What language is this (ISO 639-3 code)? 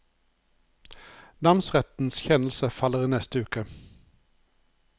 nor